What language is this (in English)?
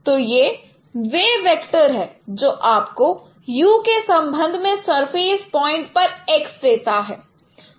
Hindi